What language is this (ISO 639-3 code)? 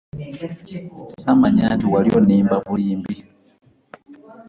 lug